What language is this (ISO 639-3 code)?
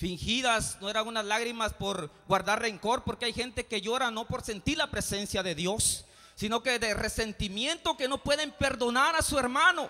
spa